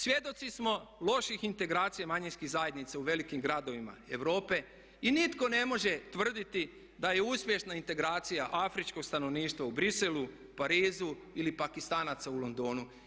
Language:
Croatian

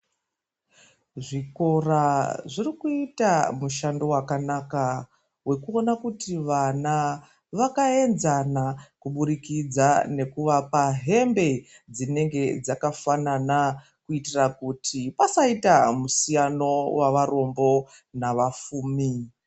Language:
Ndau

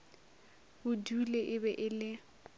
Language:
Northern Sotho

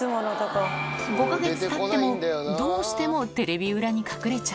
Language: Japanese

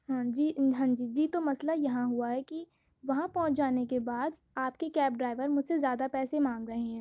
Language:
Urdu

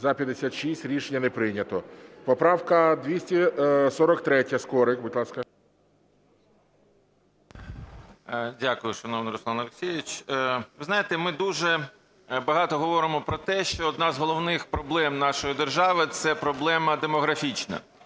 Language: Ukrainian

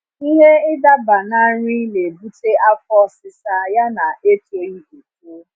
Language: Igbo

